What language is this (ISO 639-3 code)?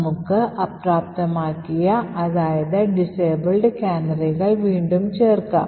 mal